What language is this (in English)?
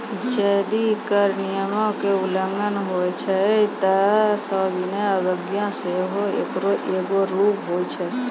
Maithili